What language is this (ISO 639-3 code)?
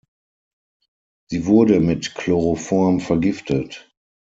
deu